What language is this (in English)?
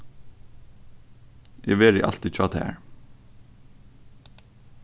Faroese